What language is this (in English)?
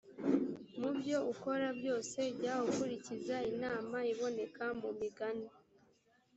Kinyarwanda